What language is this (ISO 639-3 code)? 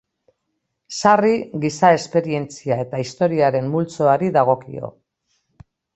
eus